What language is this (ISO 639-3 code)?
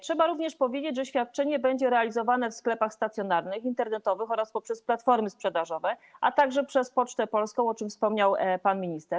pol